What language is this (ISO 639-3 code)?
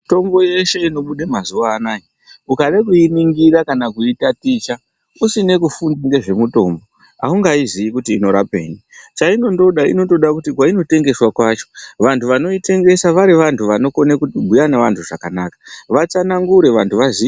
ndc